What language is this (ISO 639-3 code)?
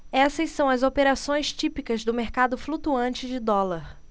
por